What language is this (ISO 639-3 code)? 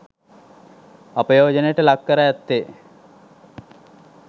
sin